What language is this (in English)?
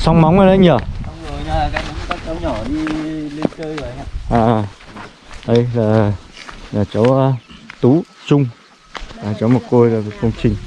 Vietnamese